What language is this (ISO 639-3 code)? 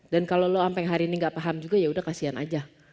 ind